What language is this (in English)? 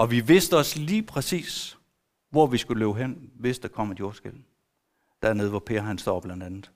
Danish